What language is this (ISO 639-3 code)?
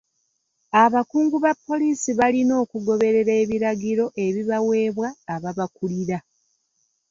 lug